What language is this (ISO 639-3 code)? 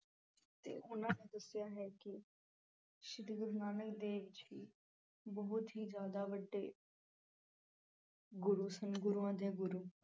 pan